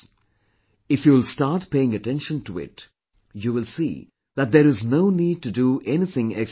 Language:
English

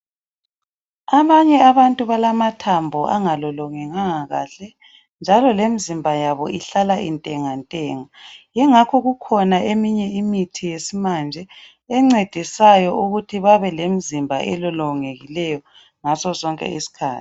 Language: North Ndebele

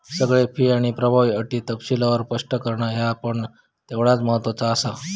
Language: Marathi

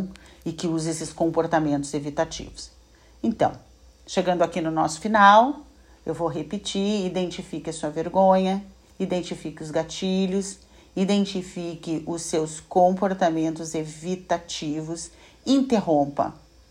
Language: Portuguese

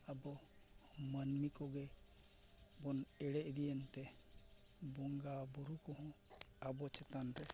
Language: Santali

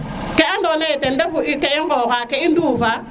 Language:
Serer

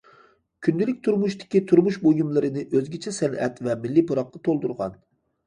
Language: Uyghur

